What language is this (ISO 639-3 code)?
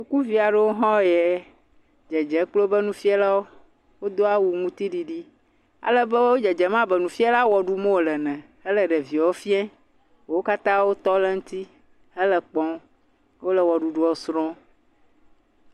ewe